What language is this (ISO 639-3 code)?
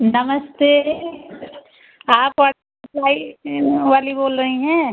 hin